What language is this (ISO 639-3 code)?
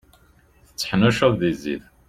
kab